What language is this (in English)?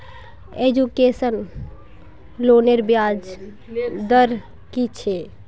Magahi